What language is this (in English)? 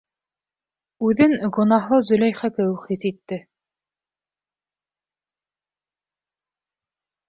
Bashkir